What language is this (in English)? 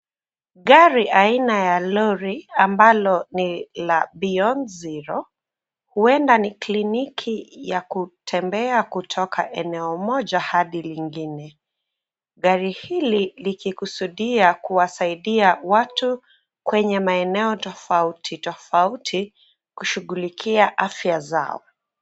Swahili